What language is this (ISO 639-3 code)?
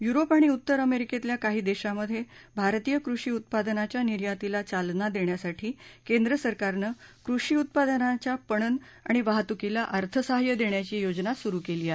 mar